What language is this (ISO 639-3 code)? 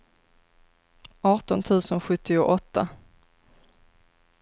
swe